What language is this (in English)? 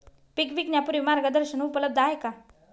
Marathi